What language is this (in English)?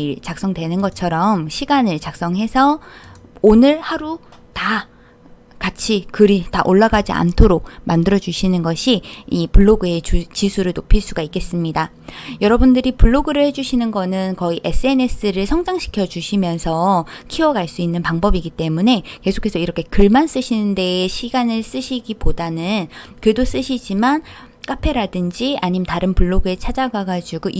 Korean